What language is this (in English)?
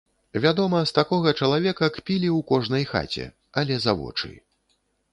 Belarusian